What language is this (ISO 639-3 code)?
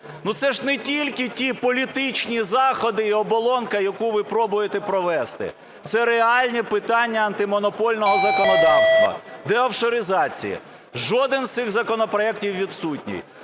ukr